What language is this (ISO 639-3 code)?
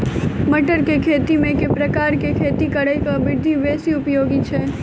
mai